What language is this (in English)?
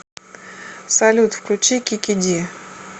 Russian